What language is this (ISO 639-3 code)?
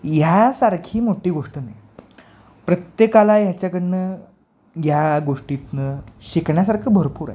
mar